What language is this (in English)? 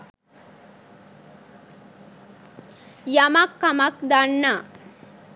Sinhala